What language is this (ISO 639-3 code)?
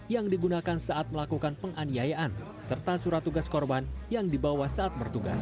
ind